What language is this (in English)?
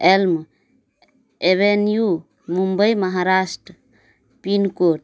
Maithili